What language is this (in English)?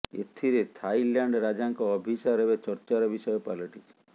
Odia